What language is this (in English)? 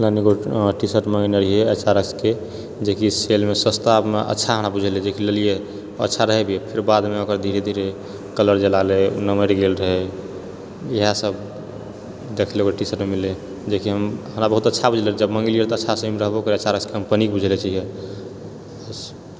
Maithili